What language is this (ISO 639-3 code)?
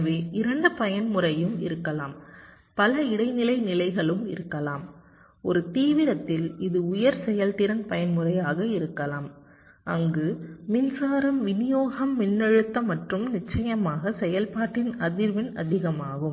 tam